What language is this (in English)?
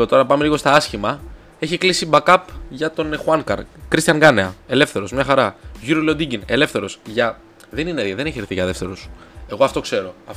Greek